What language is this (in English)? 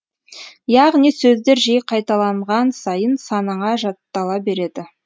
Kazakh